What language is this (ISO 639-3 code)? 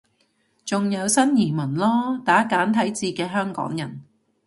yue